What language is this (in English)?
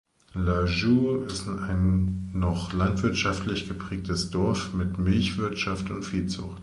German